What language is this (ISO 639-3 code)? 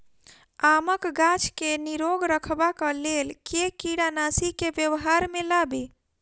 mai